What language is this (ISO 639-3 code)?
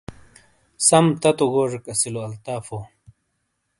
scl